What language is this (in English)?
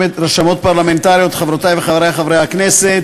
Hebrew